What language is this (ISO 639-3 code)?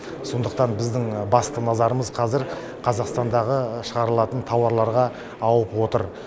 kaz